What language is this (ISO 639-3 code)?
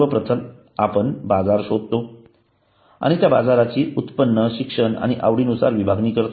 mar